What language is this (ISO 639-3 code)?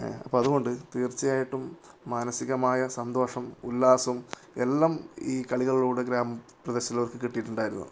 mal